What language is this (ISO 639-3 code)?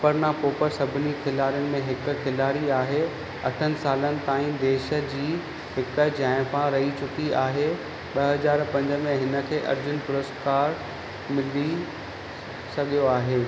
snd